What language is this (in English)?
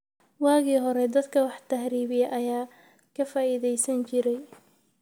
Somali